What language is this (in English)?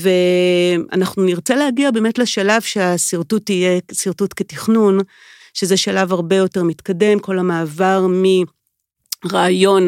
Hebrew